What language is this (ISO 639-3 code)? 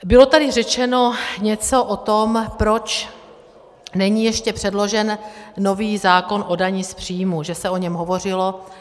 ces